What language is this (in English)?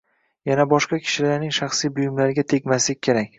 Uzbek